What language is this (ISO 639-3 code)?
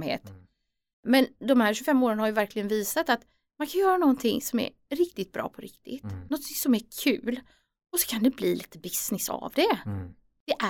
swe